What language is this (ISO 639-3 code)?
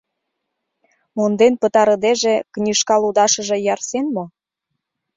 chm